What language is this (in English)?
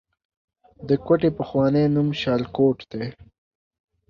Pashto